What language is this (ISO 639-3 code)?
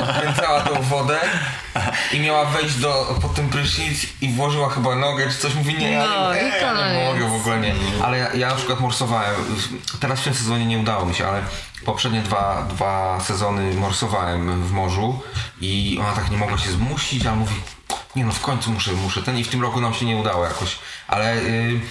pol